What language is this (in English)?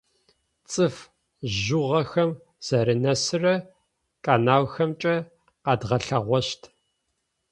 Adyghe